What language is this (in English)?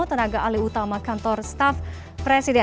Indonesian